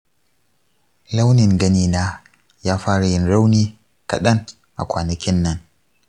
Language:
Hausa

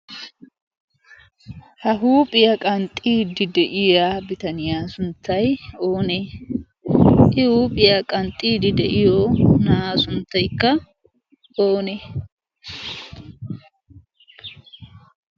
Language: Wolaytta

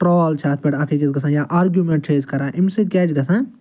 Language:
Kashmiri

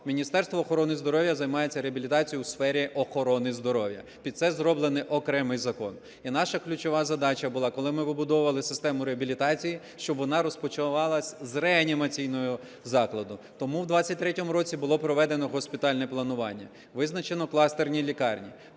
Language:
Ukrainian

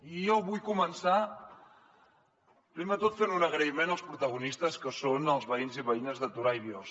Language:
Catalan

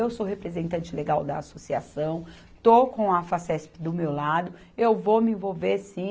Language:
Portuguese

